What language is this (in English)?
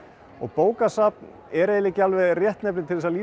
Icelandic